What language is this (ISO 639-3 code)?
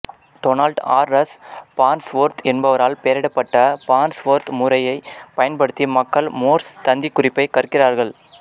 tam